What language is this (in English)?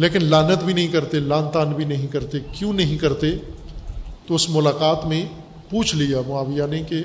Urdu